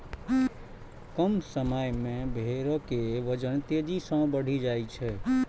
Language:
Maithili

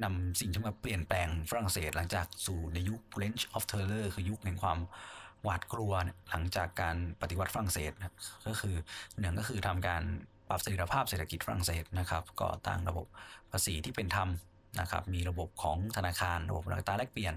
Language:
Thai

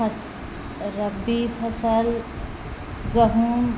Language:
Maithili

